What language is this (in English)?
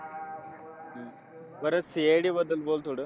Marathi